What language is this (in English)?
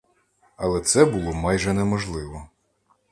Ukrainian